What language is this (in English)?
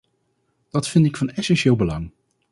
Dutch